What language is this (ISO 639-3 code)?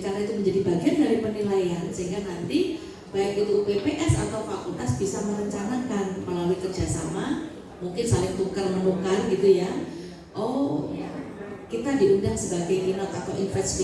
ind